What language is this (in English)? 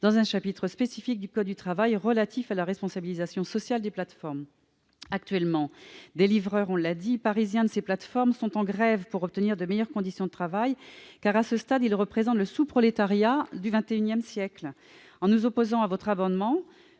French